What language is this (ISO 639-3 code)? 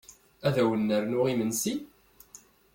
kab